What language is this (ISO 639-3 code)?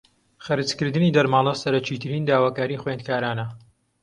ckb